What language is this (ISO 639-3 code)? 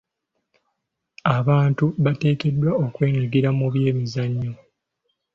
lug